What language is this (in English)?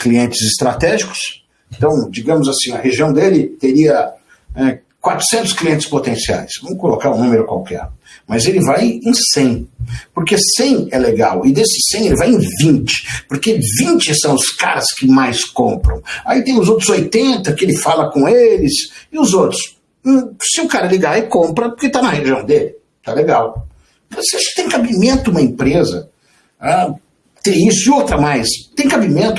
Portuguese